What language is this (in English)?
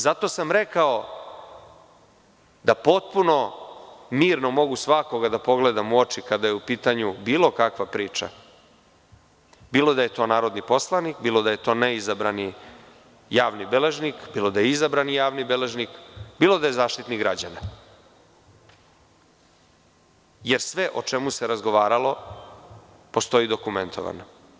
Serbian